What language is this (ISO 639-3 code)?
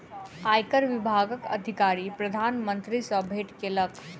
mai